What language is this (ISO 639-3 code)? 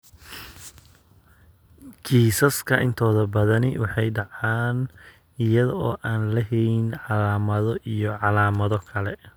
som